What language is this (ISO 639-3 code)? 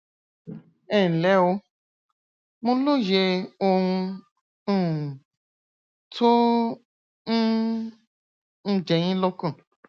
yor